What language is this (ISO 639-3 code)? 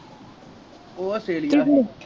pan